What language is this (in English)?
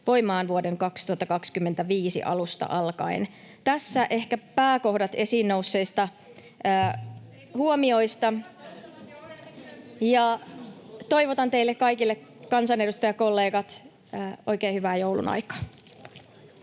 Finnish